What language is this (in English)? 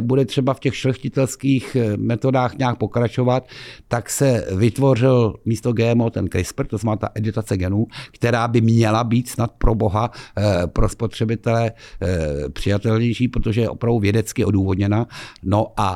Czech